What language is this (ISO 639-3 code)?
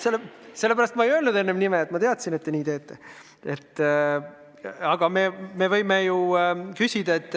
est